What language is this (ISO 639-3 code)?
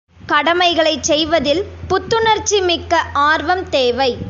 tam